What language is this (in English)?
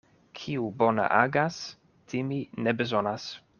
Esperanto